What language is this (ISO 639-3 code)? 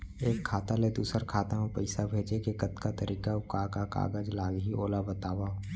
hne